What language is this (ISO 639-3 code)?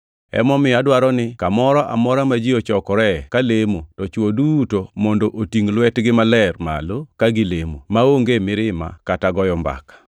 luo